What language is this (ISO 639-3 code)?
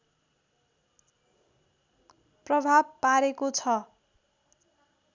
nep